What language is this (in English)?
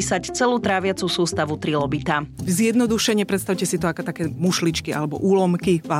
Slovak